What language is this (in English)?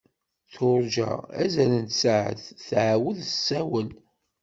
Kabyle